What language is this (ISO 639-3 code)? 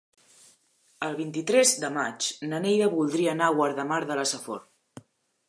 cat